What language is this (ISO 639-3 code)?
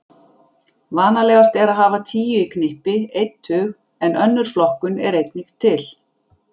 isl